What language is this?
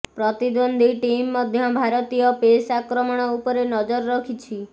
Odia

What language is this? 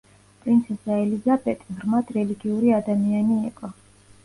Georgian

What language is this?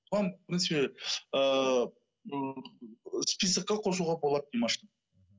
Kazakh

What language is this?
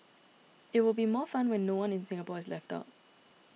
English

